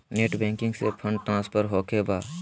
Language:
Magahi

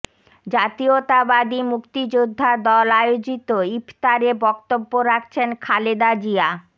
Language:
Bangla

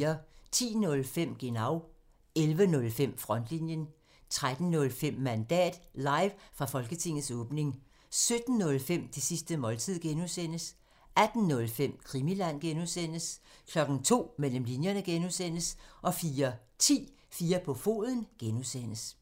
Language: Danish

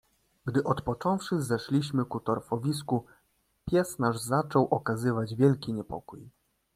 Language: Polish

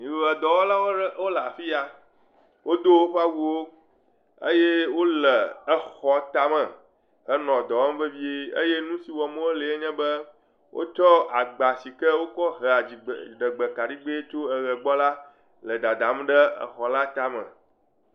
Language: Ewe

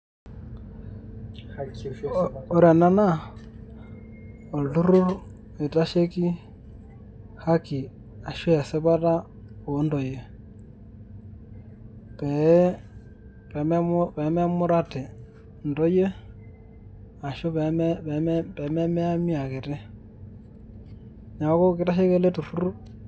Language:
Masai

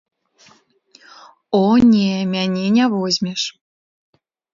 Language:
Belarusian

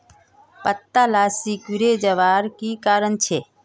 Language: Magahi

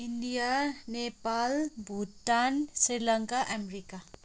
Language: Nepali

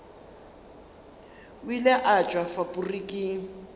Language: Northern Sotho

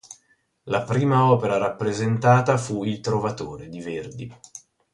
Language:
Italian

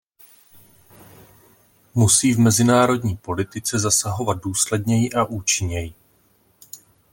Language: Czech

